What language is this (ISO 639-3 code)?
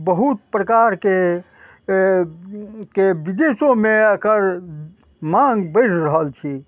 mai